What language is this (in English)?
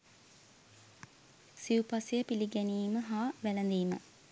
Sinhala